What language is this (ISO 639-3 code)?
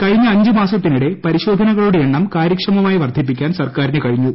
mal